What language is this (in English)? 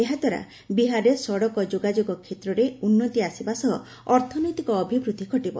Odia